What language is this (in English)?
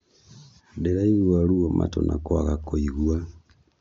Kikuyu